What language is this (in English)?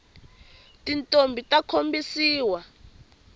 Tsonga